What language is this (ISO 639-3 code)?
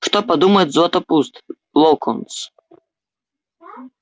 rus